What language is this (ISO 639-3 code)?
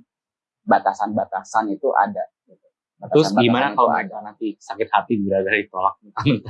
ind